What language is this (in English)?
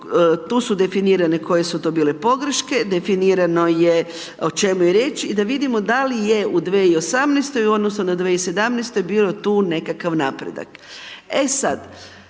Croatian